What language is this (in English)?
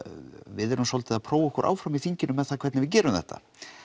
Icelandic